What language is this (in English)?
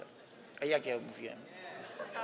Polish